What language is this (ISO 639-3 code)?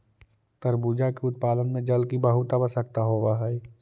mag